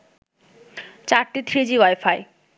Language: Bangla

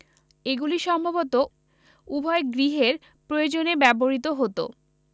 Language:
Bangla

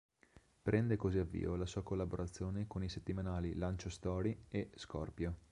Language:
Italian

